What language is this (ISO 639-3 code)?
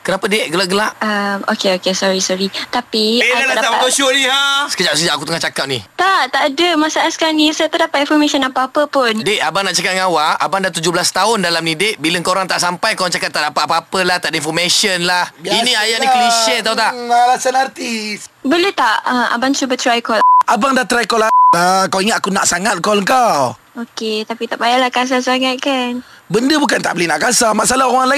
msa